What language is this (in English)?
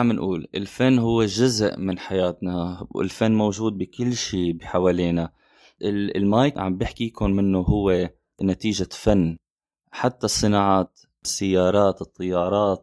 Arabic